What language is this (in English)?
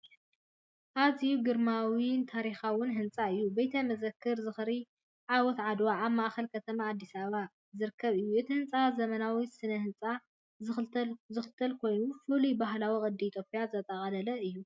Tigrinya